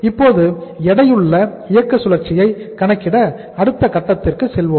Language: Tamil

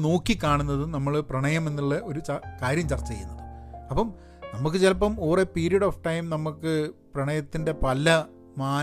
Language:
Malayalam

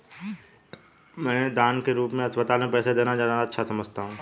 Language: Hindi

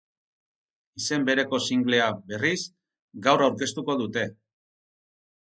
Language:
Basque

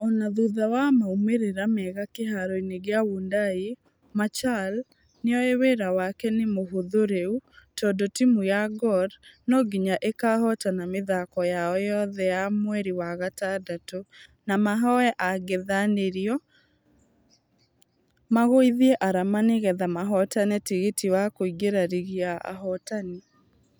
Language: Kikuyu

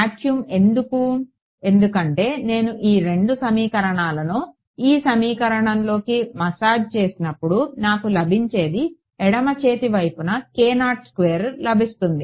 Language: Telugu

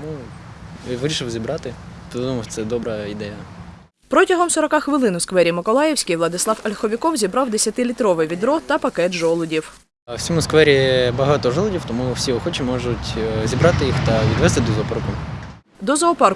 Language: Ukrainian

